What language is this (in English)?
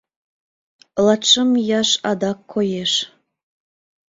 Mari